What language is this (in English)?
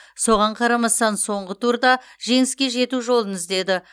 Kazakh